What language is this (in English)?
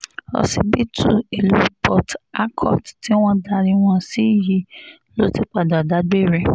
Yoruba